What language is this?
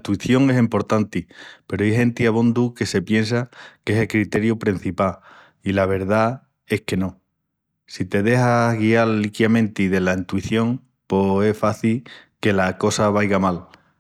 Extremaduran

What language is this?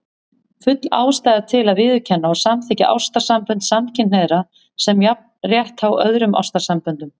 Icelandic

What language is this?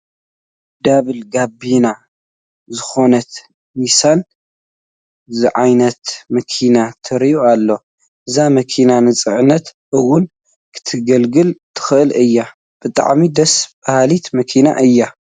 Tigrinya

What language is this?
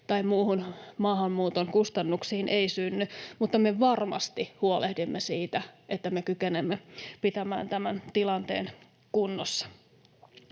Finnish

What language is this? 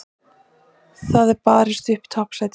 Icelandic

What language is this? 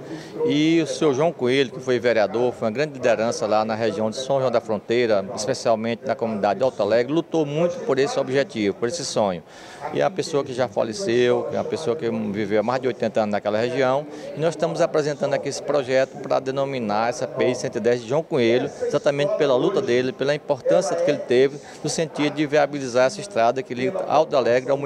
Portuguese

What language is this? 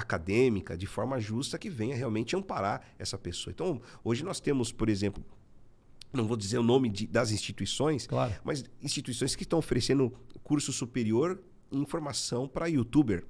Portuguese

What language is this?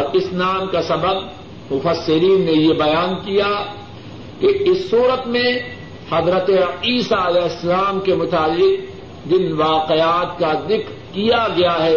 Urdu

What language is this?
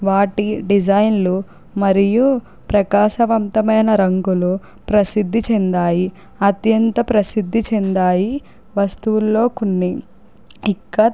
Telugu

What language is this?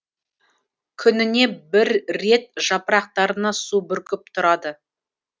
Kazakh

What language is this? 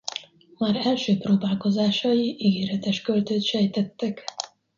Hungarian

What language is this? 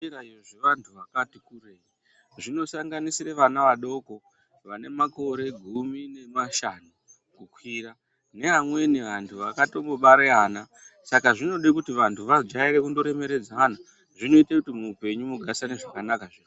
Ndau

